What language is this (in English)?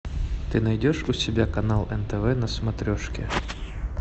Russian